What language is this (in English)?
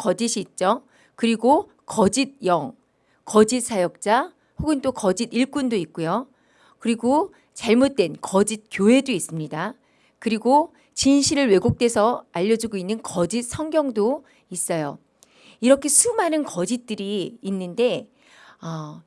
Korean